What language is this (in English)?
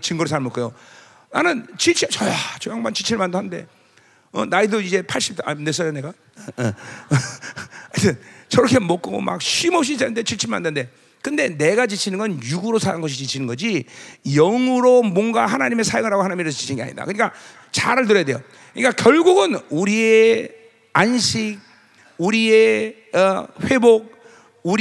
Korean